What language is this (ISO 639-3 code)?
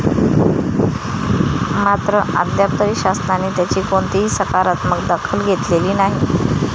mar